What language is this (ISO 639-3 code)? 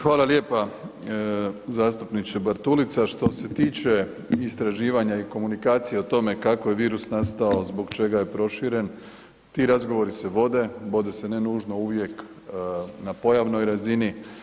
hrv